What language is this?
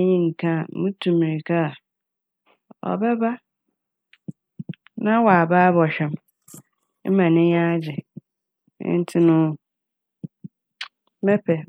Akan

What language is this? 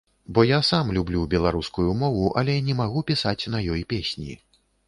Belarusian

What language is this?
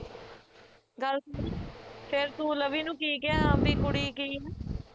Punjabi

